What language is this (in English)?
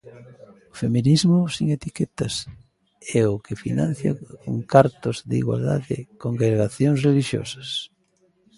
Galician